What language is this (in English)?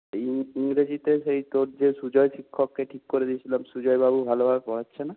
Bangla